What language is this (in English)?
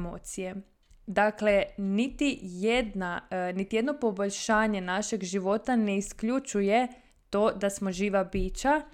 Croatian